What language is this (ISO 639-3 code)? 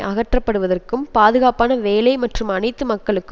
tam